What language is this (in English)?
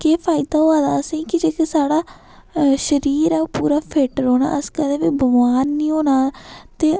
Dogri